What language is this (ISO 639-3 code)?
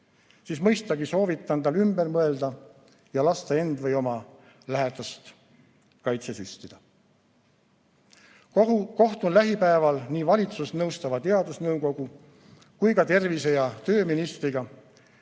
est